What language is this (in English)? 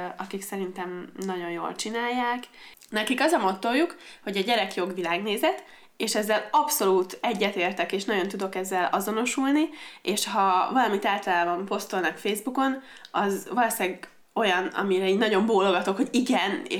Hungarian